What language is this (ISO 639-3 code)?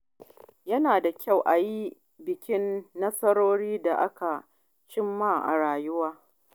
hau